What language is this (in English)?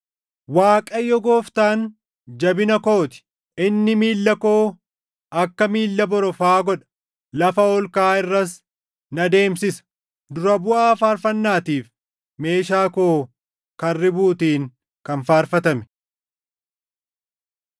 Oromo